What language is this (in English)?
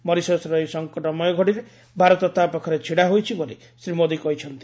Odia